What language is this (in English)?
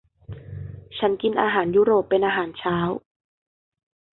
Thai